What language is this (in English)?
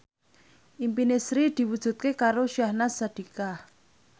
Javanese